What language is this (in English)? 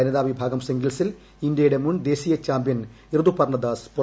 Malayalam